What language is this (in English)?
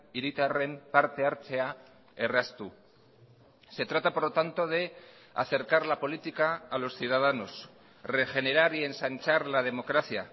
Spanish